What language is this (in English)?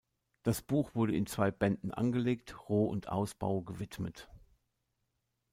German